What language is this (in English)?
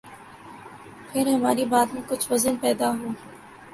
Urdu